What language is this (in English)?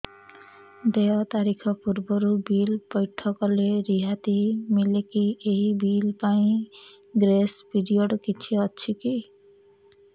Odia